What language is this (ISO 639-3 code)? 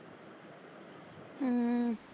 pan